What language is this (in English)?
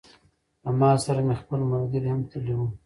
Pashto